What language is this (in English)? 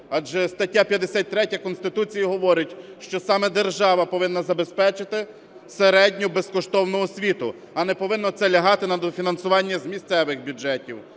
Ukrainian